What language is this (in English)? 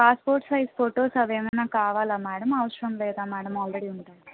Telugu